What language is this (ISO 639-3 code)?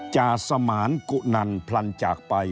tha